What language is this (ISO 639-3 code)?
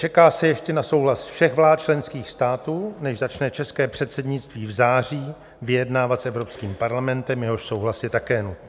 ces